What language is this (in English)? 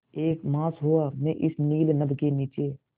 Hindi